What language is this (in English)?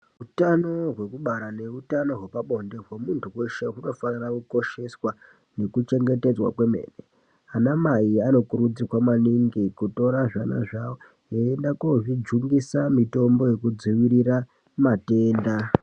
Ndau